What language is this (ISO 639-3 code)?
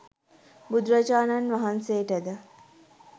sin